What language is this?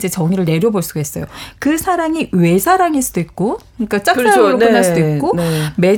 Korean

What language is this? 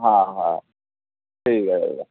Bangla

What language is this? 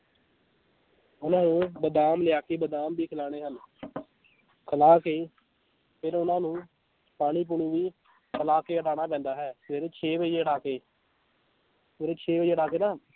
Punjabi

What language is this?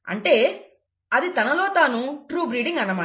Telugu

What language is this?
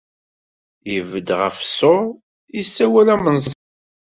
Kabyle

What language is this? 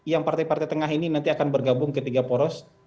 Indonesian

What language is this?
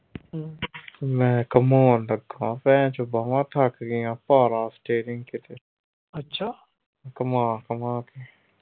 Punjabi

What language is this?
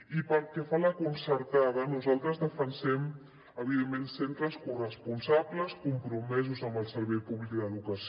Catalan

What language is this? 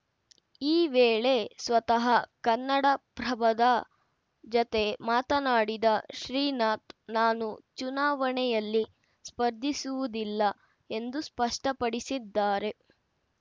Kannada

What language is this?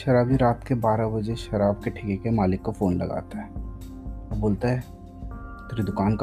Hindi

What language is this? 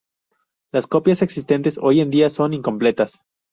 Spanish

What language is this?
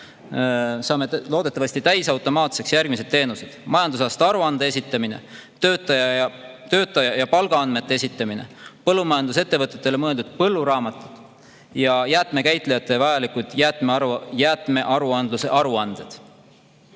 Estonian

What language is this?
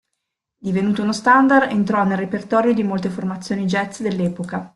Italian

